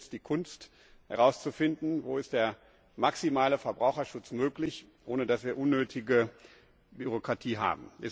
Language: German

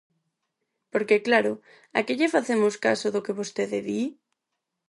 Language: Galician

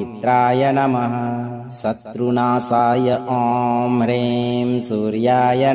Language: Kannada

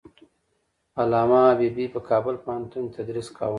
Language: Pashto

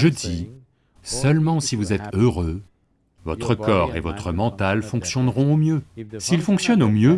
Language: French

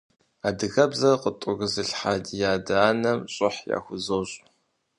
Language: Kabardian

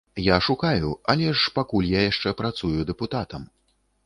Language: Belarusian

